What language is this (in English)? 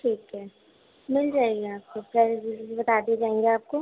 Urdu